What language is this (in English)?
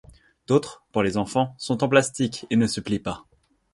French